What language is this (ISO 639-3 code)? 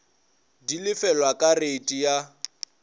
nso